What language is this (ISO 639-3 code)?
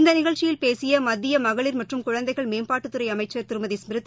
tam